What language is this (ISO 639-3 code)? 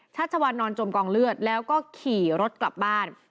tha